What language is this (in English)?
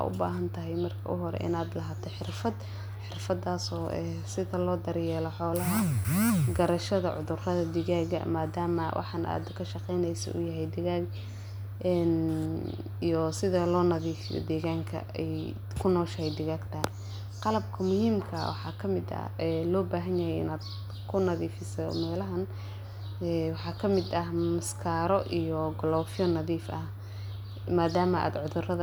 Somali